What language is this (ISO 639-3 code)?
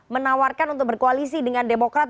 ind